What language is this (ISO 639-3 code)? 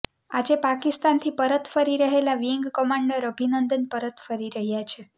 guj